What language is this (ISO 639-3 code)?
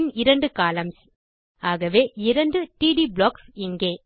tam